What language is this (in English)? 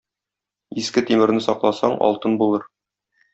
Tatar